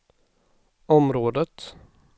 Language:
Swedish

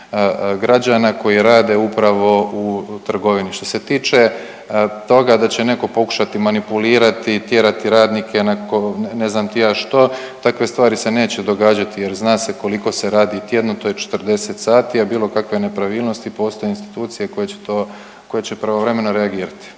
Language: Croatian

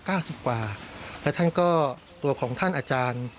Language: Thai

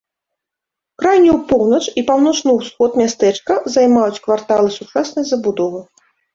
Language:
Belarusian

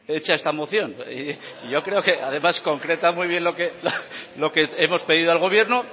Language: Spanish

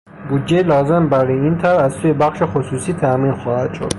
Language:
Persian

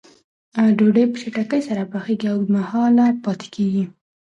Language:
Pashto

